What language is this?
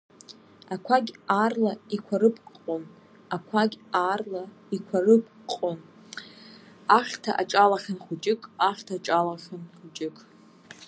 Abkhazian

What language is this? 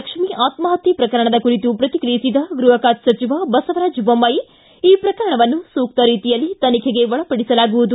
Kannada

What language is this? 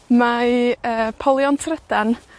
Welsh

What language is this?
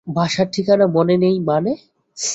Bangla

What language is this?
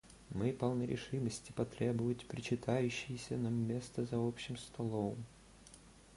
Russian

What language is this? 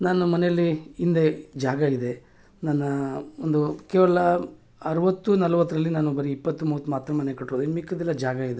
Kannada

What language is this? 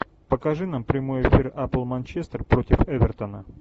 Russian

